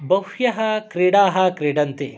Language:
Sanskrit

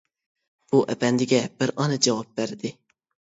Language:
Uyghur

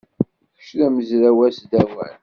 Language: Kabyle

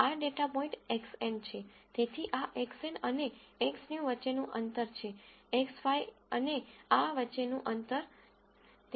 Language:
Gujarati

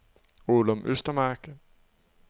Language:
Danish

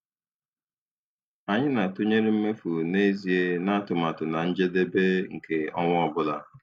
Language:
Igbo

